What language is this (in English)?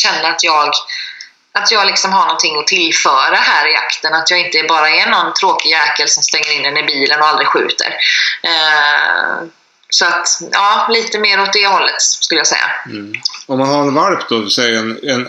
Swedish